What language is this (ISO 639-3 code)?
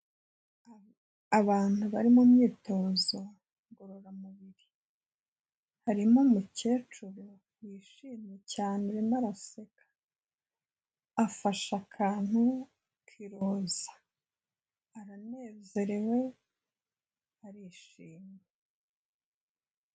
kin